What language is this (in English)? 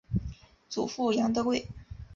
Chinese